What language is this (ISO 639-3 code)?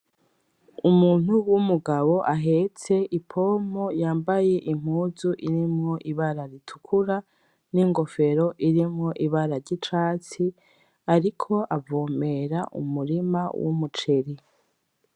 run